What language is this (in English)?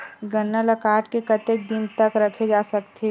Chhattisgarhi